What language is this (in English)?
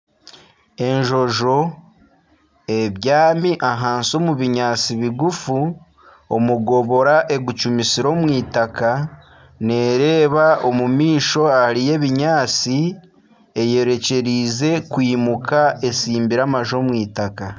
Nyankole